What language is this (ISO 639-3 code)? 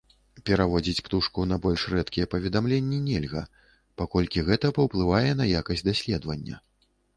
bel